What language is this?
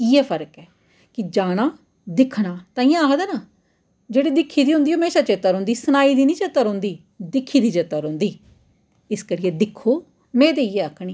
Dogri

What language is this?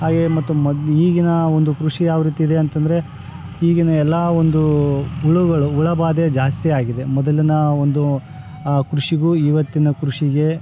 Kannada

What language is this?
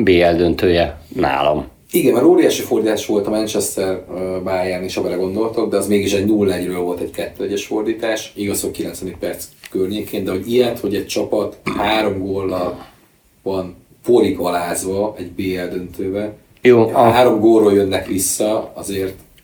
Hungarian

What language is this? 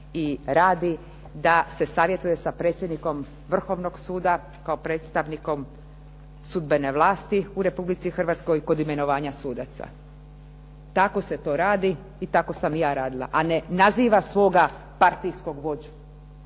Croatian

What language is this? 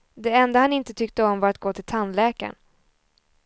Swedish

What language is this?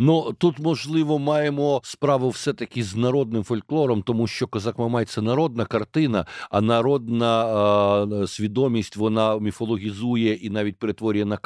Ukrainian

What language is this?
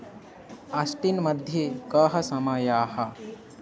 Sanskrit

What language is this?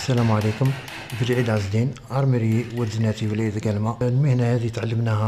Arabic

